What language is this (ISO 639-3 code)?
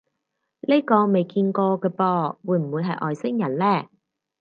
yue